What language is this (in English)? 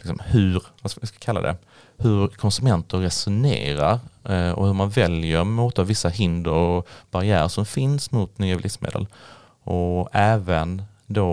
Swedish